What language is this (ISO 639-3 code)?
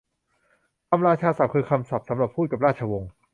tha